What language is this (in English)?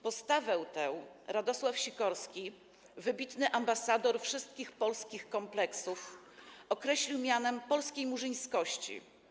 Polish